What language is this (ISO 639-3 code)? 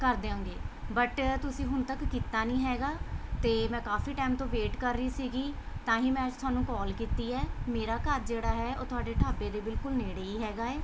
pan